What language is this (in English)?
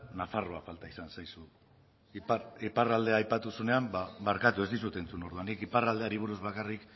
Basque